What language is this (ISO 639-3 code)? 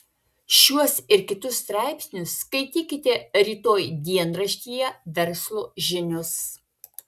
lit